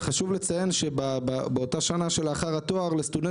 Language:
Hebrew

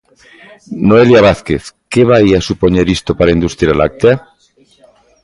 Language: Galician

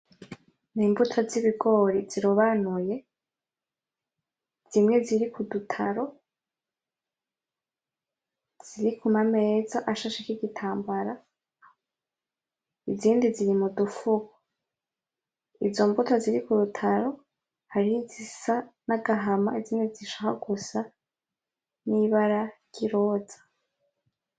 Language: Rundi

